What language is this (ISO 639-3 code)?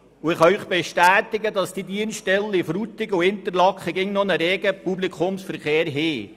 gsw